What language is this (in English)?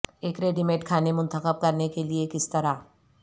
Urdu